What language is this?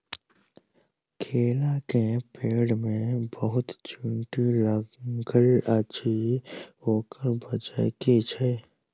Maithili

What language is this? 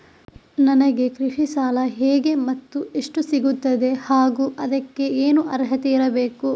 Kannada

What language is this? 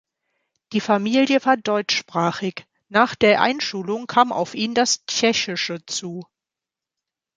German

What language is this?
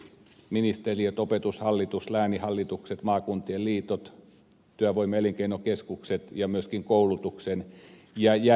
Finnish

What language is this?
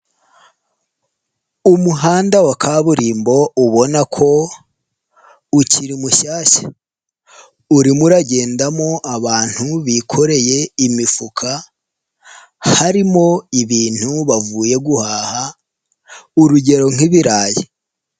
Kinyarwanda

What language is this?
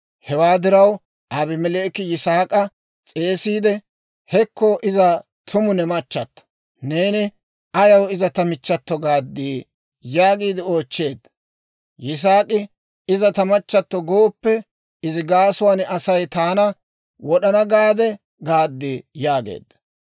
Dawro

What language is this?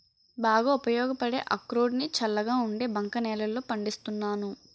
Telugu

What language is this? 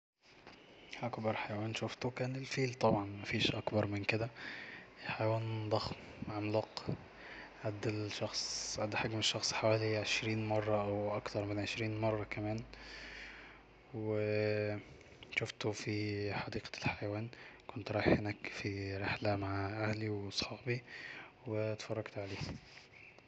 Egyptian Arabic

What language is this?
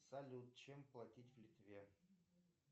Russian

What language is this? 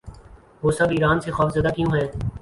Urdu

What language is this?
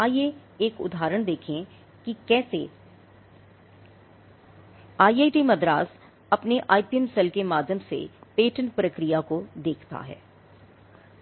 Hindi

